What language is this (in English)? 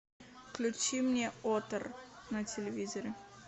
Russian